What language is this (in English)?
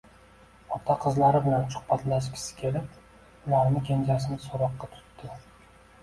Uzbek